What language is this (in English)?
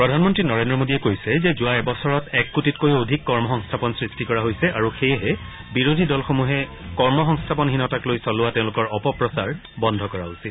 Assamese